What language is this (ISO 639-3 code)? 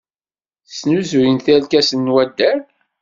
kab